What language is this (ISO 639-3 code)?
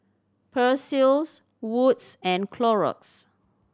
eng